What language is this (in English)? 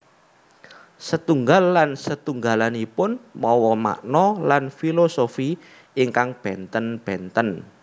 Javanese